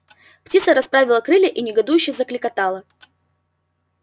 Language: Russian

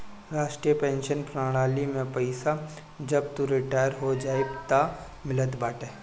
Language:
Bhojpuri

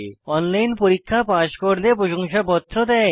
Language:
Bangla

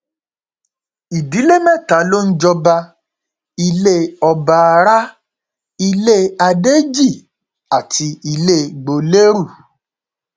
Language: Yoruba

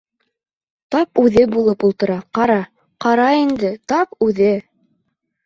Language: Bashkir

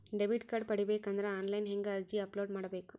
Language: Kannada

